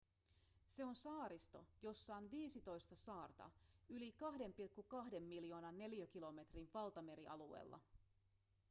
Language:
Finnish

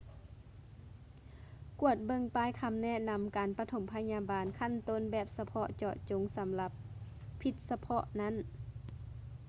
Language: Lao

